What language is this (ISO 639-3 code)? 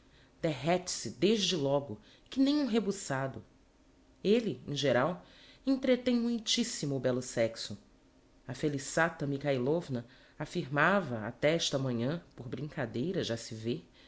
por